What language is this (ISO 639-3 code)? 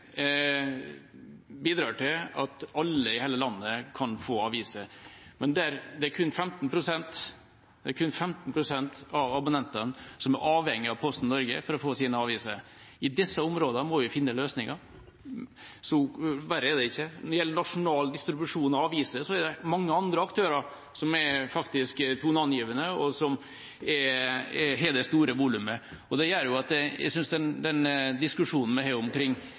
nob